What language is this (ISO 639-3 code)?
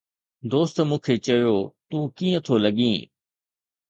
snd